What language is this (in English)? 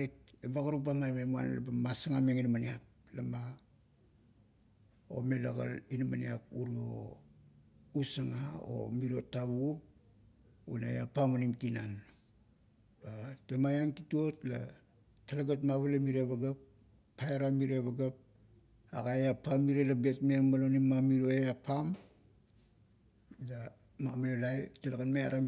Kuot